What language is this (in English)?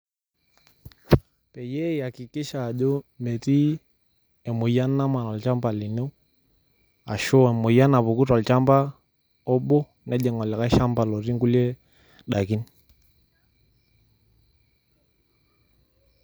Masai